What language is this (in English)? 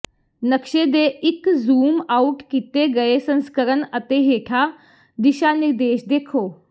Punjabi